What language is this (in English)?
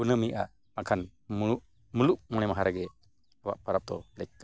Santali